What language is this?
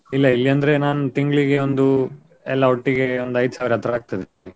Kannada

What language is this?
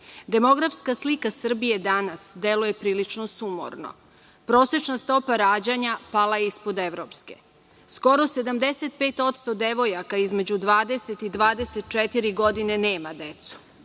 Serbian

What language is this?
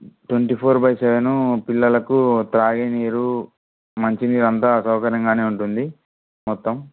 Telugu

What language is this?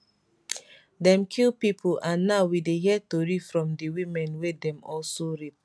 Nigerian Pidgin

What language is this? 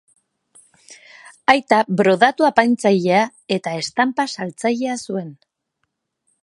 Basque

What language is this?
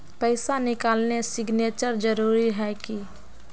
Magahi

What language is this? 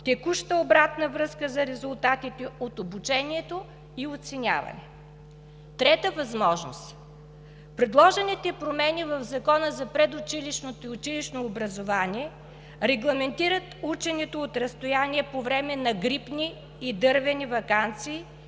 Bulgarian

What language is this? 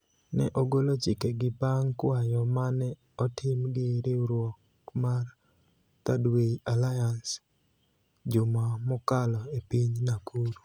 Luo (Kenya and Tanzania)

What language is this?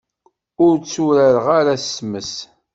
Kabyle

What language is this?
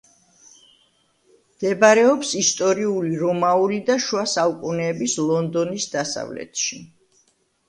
Georgian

